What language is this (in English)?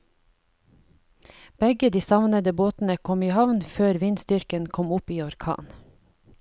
Norwegian